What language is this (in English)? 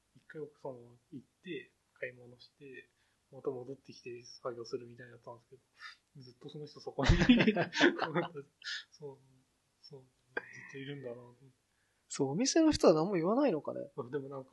Japanese